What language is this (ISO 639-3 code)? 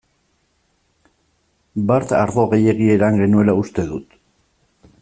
eus